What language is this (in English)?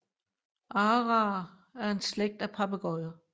Danish